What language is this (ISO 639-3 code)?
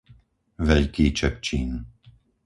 slk